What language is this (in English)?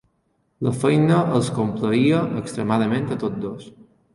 Catalan